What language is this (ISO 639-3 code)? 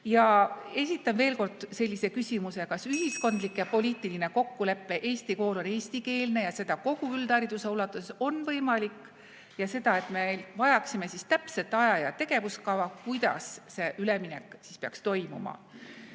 est